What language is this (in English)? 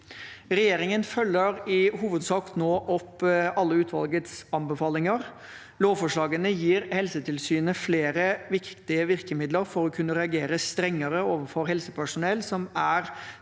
Norwegian